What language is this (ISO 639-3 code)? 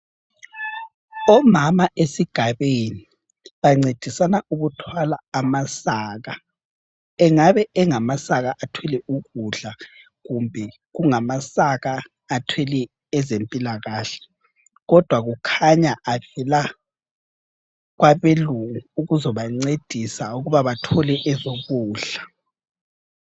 nde